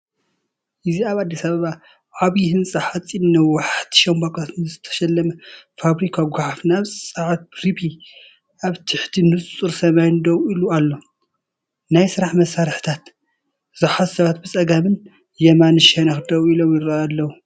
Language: Tigrinya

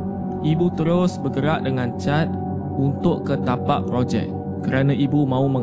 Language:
Malay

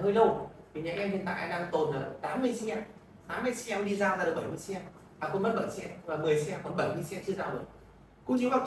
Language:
Vietnamese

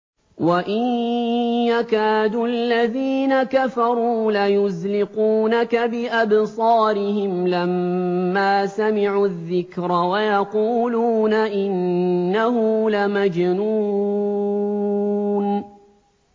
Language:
Arabic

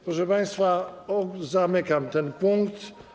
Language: Polish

